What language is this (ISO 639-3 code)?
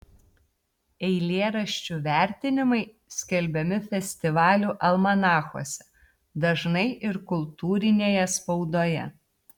lit